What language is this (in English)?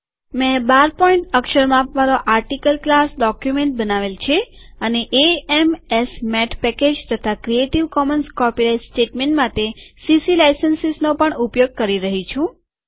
Gujarati